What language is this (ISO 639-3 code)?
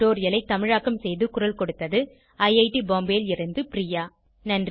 tam